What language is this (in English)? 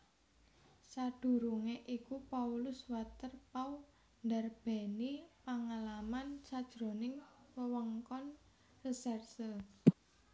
Javanese